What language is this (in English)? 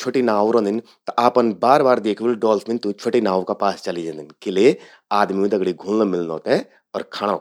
Garhwali